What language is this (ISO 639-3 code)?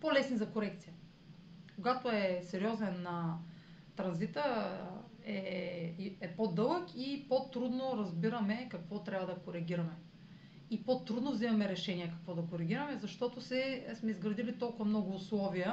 bul